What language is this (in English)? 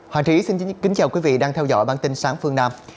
Vietnamese